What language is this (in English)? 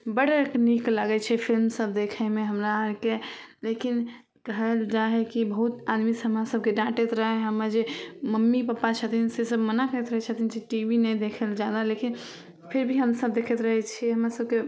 Maithili